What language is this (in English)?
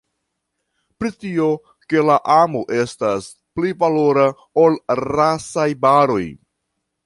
Esperanto